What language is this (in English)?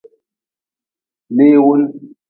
Nawdm